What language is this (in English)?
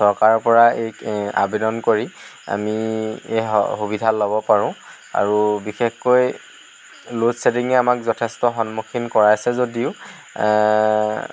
Assamese